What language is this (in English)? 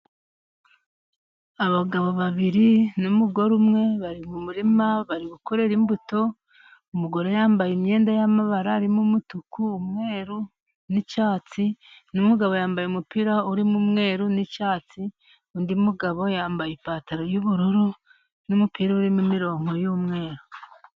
Kinyarwanda